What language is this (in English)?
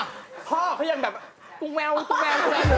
Thai